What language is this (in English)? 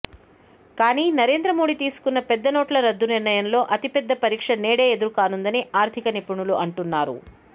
Telugu